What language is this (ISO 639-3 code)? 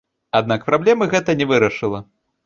bel